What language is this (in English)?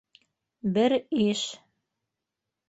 Bashkir